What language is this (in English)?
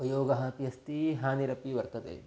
Sanskrit